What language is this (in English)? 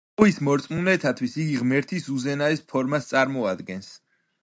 Georgian